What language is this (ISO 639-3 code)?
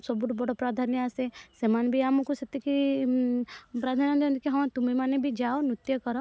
ori